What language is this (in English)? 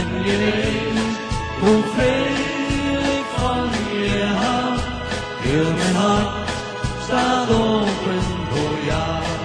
Dutch